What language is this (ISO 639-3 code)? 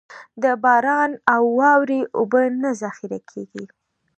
pus